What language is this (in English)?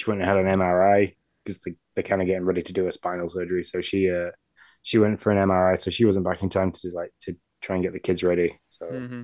English